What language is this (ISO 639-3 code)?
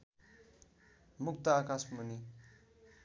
nep